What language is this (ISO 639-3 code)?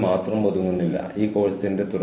mal